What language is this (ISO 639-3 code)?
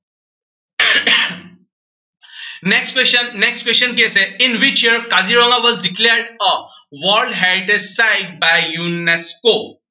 asm